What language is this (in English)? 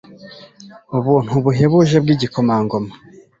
Kinyarwanda